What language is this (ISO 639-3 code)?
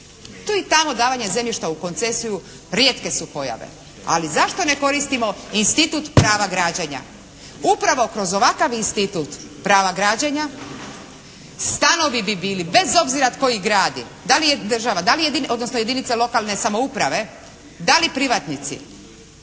hrv